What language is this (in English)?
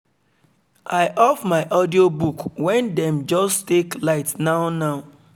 Nigerian Pidgin